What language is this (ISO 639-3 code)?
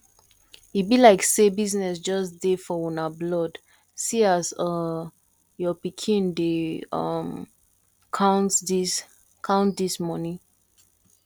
pcm